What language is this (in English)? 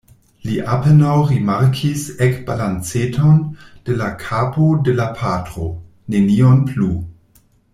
Esperanto